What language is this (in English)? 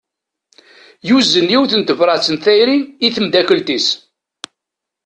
Kabyle